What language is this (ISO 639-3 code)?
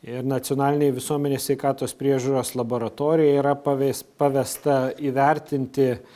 lit